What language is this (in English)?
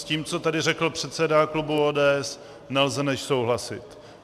Czech